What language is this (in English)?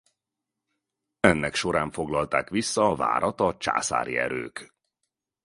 Hungarian